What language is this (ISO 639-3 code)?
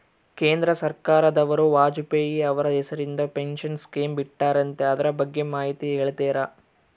kan